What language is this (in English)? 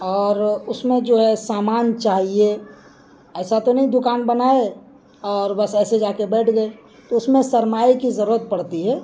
Urdu